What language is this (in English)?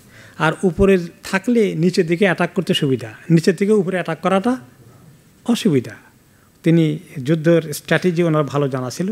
Bangla